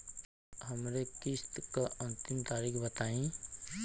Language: Bhojpuri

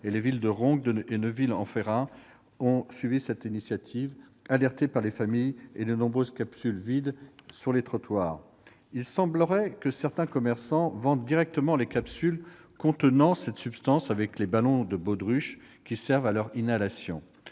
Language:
French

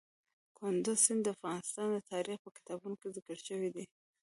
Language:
Pashto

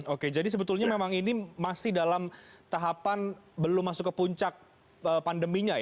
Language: Indonesian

